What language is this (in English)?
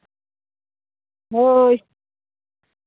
Santali